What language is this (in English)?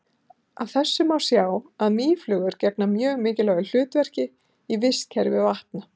Icelandic